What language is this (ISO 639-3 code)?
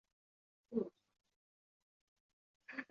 zho